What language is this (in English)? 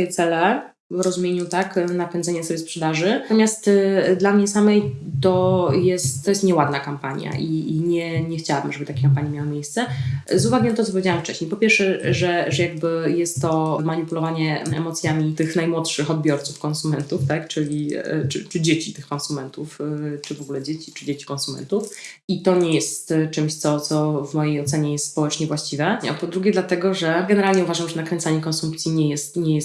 Polish